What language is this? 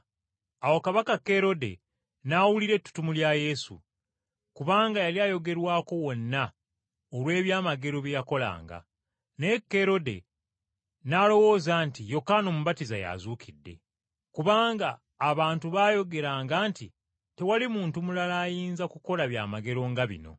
Ganda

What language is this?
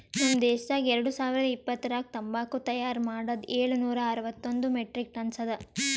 Kannada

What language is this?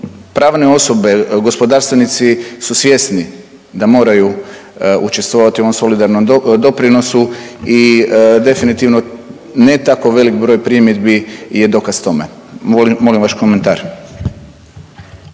Croatian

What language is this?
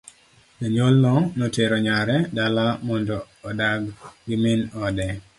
Luo (Kenya and Tanzania)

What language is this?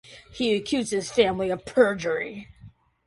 English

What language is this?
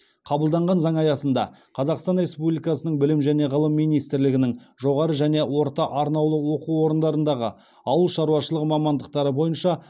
Kazakh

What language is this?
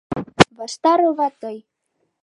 Mari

